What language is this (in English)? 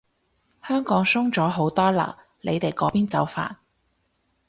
Cantonese